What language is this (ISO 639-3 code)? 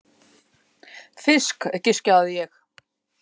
isl